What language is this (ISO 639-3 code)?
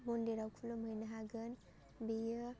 brx